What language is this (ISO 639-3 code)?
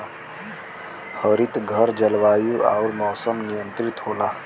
bho